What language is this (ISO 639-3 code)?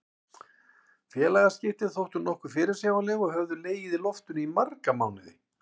isl